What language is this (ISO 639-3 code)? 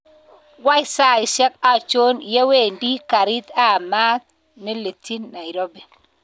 kln